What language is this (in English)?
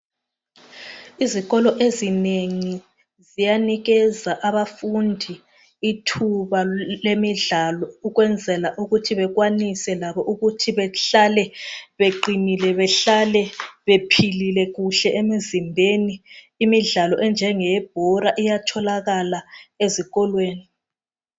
North Ndebele